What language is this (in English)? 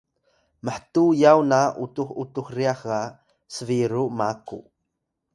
Atayal